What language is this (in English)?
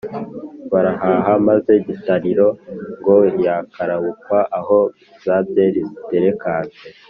Kinyarwanda